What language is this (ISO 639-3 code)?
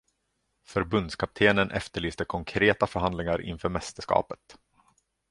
swe